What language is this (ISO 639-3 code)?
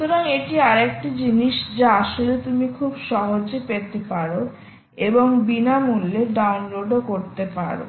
ben